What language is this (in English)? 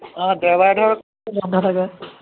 Assamese